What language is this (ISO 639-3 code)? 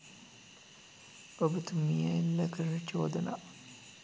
sin